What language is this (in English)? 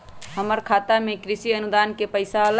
Magahi